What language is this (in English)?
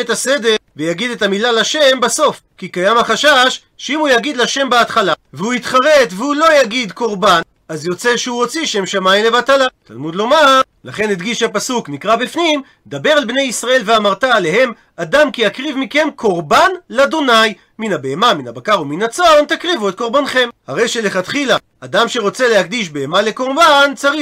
Hebrew